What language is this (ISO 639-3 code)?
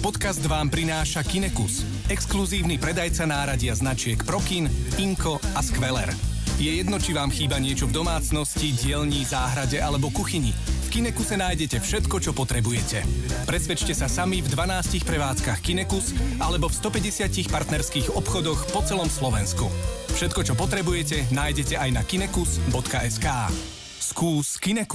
slk